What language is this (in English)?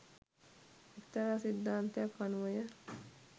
Sinhala